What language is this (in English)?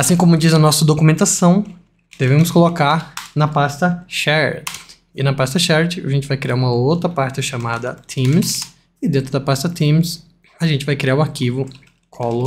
Portuguese